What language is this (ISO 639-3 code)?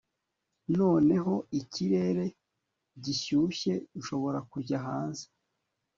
kin